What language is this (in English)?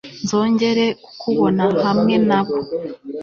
Kinyarwanda